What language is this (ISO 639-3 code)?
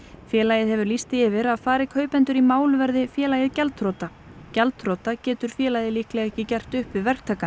isl